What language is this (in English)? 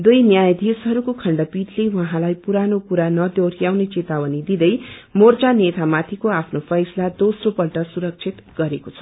Nepali